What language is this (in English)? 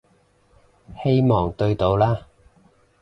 Cantonese